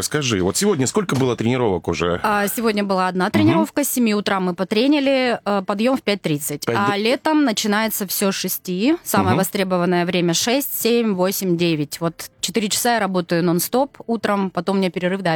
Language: Russian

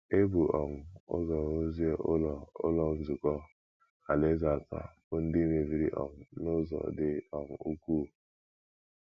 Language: Igbo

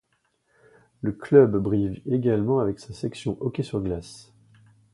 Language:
French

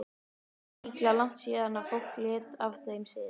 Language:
Icelandic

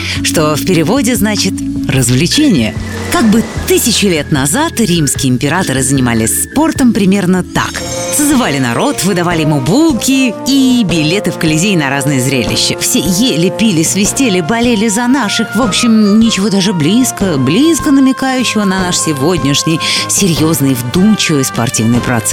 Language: Russian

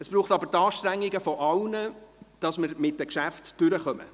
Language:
Swiss German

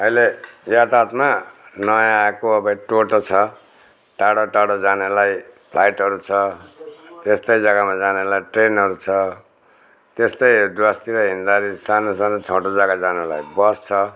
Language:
Nepali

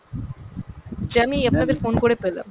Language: Bangla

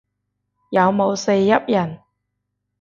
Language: Cantonese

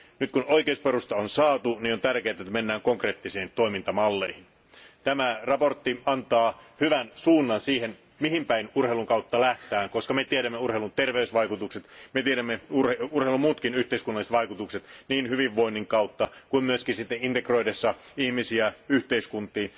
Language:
Finnish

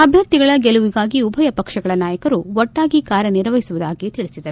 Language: Kannada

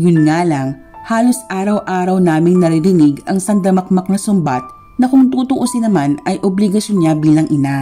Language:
Filipino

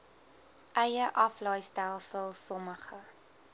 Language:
Afrikaans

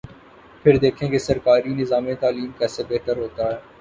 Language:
Urdu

